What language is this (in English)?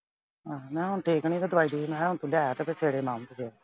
Punjabi